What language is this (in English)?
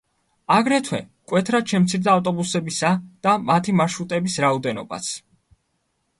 Georgian